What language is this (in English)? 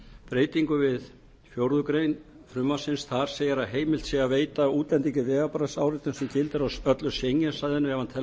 Icelandic